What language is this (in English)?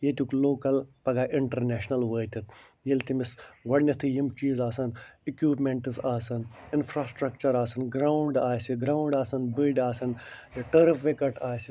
Kashmiri